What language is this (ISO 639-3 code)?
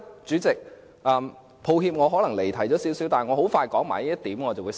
yue